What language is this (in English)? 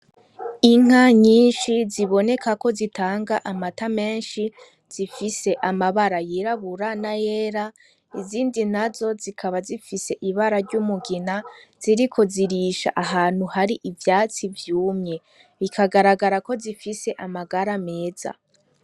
Rundi